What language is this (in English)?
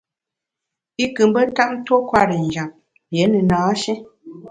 Bamun